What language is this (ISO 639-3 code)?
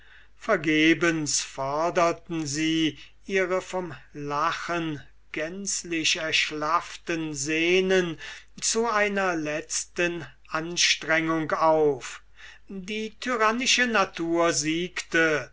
deu